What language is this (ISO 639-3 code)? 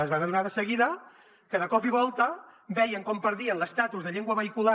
cat